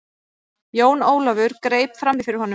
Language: Icelandic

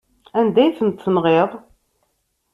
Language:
Kabyle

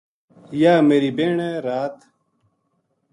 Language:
Gujari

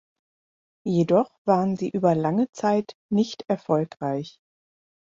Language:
German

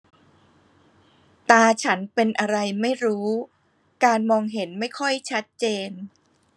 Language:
Thai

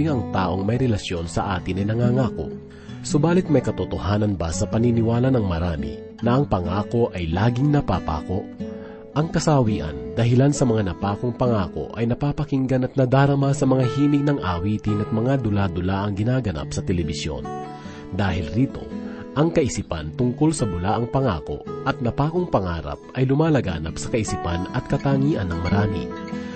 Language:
Filipino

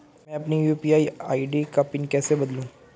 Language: Hindi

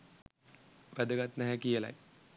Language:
Sinhala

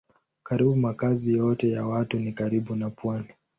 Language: Swahili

